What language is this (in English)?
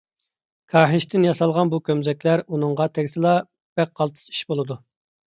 Uyghur